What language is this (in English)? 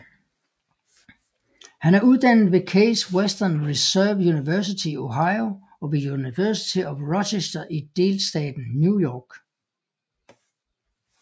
Danish